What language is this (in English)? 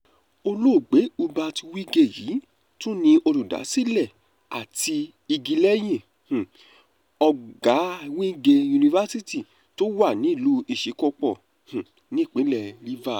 Yoruba